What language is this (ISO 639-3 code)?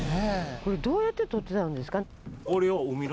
jpn